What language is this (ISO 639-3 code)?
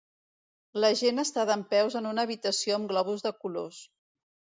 cat